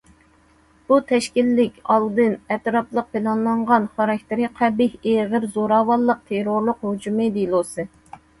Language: Uyghur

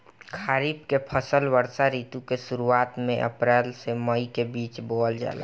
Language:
Bhojpuri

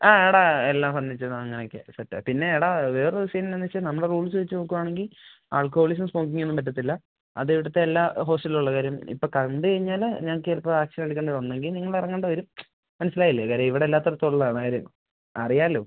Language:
Malayalam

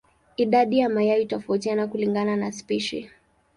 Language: Swahili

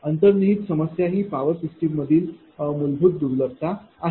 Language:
Marathi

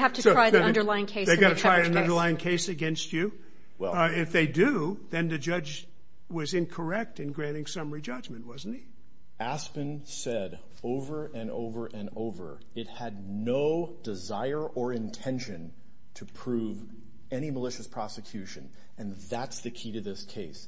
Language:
English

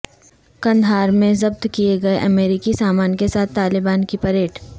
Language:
Urdu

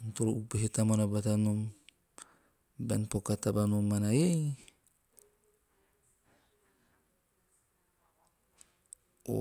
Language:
Teop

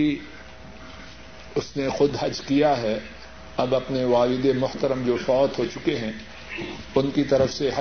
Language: Urdu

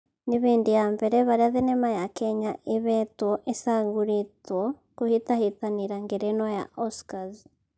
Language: Kikuyu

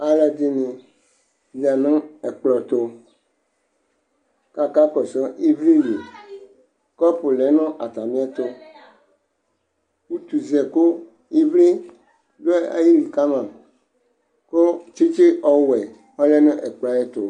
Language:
Ikposo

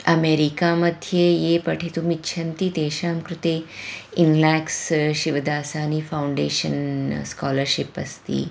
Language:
Sanskrit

